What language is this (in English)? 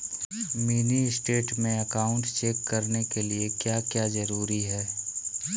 Magahi